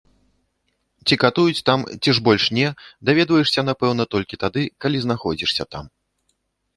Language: Belarusian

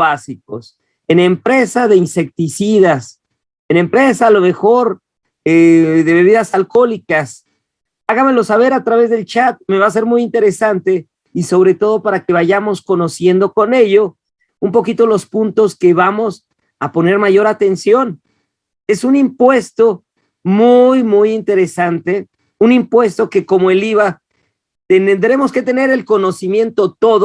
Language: Spanish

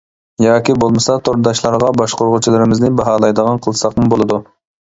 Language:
Uyghur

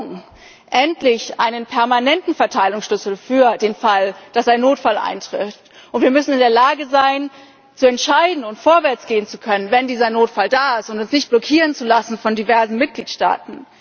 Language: German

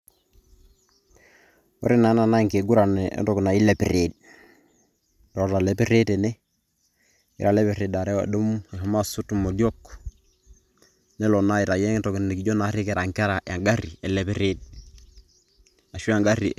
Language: Masai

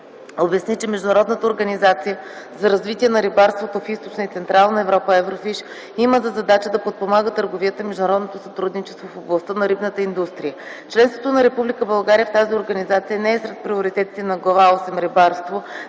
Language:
Bulgarian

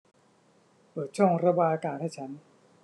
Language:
Thai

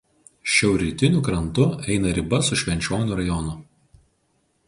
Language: Lithuanian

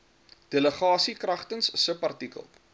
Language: Afrikaans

